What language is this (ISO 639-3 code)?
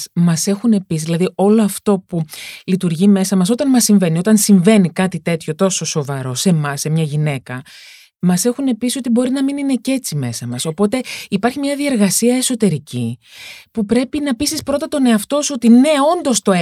ell